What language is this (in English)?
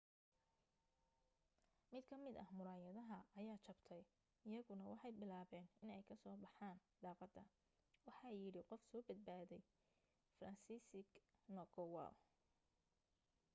Somali